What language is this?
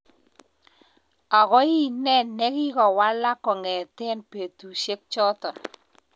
Kalenjin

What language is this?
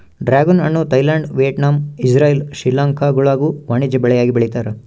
Kannada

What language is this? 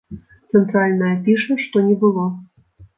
Belarusian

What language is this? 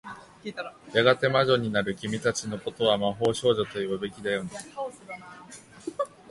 Japanese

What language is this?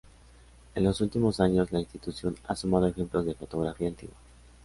Spanish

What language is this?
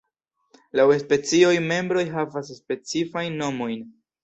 Esperanto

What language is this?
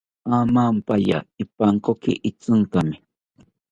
South Ucayali Ashéninka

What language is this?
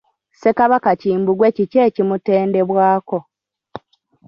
Ganda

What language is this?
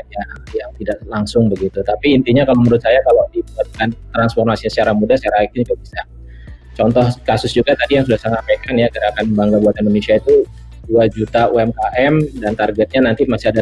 Indonesian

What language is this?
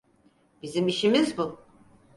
Turkish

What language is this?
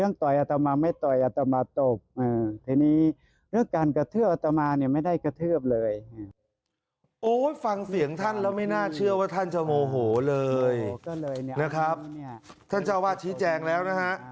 Thai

